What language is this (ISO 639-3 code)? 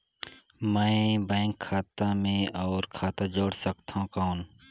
hne